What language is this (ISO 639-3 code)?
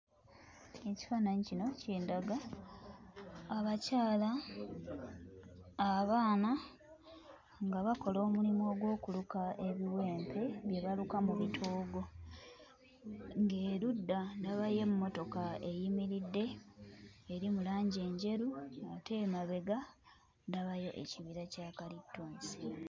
lug